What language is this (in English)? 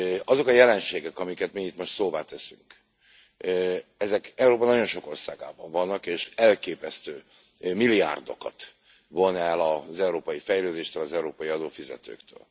Hungarian